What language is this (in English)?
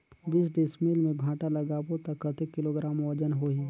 Chhattisgarhi